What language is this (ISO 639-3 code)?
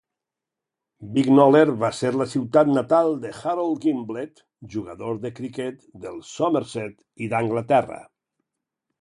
cat